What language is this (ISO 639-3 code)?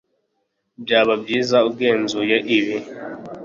kin